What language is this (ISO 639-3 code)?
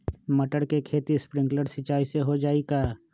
mag